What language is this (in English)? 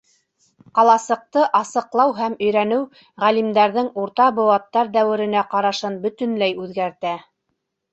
Bashkir